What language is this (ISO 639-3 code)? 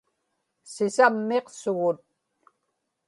ipk